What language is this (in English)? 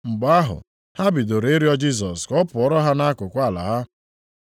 Igbo